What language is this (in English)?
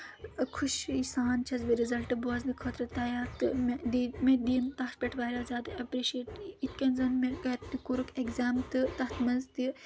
Kashmiri